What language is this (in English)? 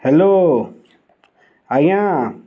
Odia